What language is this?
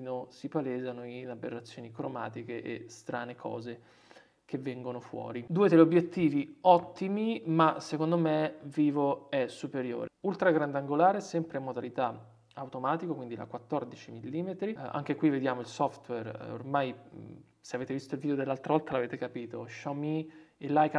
Italian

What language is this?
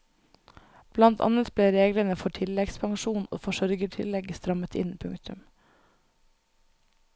Norwegian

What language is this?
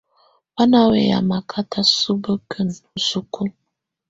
Tunen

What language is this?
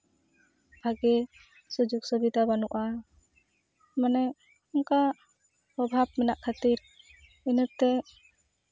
Santali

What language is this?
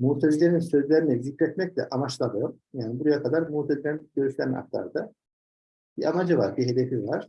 Turkish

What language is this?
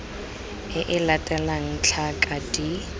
Tswana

